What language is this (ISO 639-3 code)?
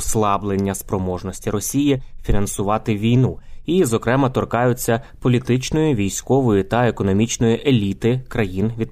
ukr